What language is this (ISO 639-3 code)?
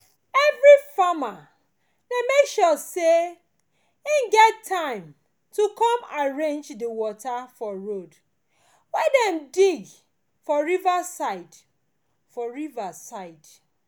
pcm